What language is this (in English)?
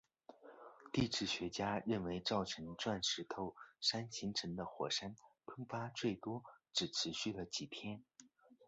Chinese